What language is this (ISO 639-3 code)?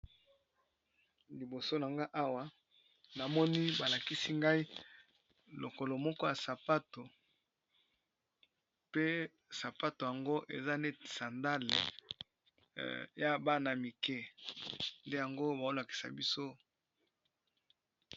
lin